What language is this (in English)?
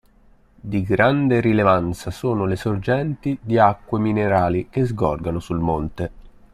Italian